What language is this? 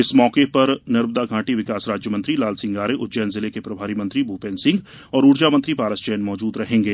Hindi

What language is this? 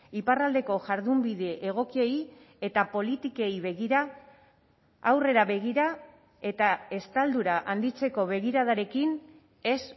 Basque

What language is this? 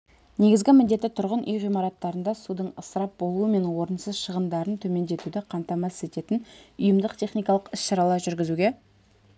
Kazakh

